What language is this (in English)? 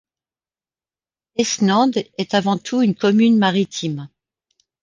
French